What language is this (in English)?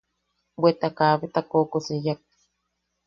Yaqui